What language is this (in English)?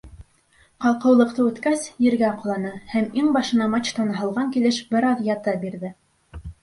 Bashkir